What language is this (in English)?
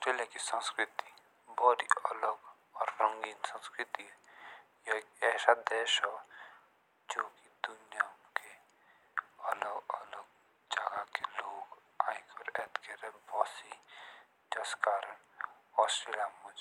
Jaunsari